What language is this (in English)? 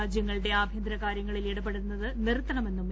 Malayalam